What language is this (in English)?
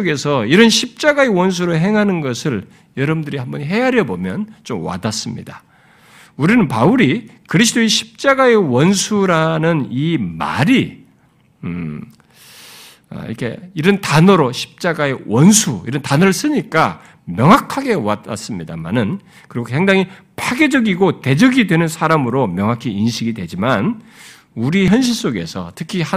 Korean